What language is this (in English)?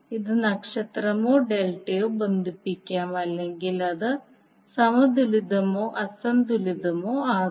Malayalam